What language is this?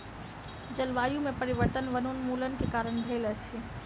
Maithili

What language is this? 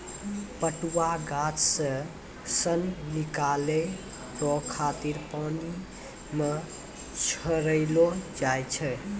Maithili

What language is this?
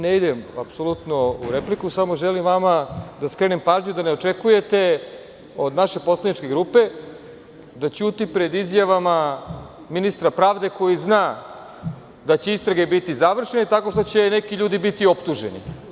Serbian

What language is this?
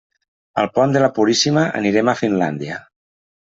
Catalan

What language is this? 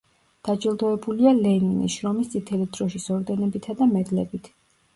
Georgian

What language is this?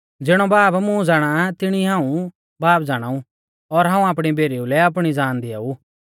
Mahasu Pahari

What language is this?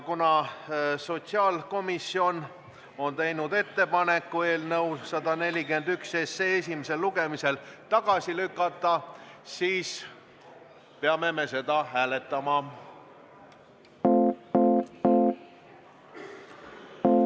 Estonian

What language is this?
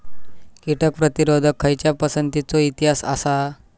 Marathi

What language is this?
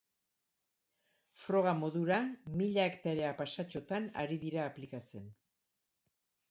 Basque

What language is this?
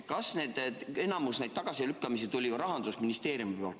Estonian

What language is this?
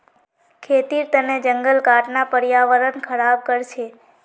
Magahi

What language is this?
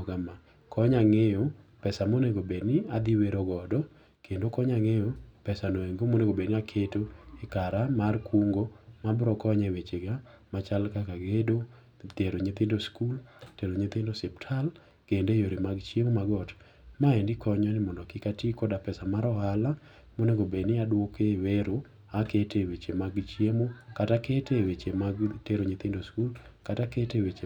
Luo (Kenya and Tanzania)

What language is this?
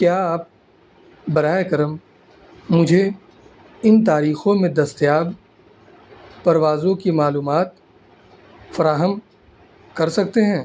Urdu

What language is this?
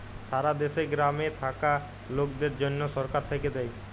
Bangla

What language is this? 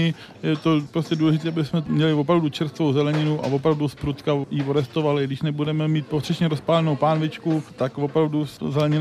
Czech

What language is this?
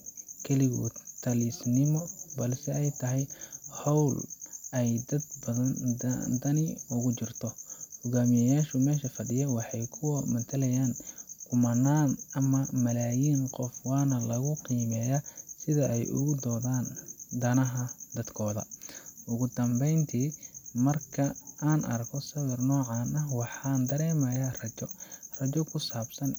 Somali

